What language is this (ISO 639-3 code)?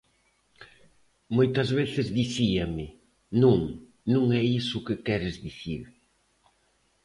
glg